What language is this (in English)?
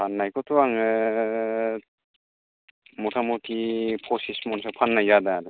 Bodo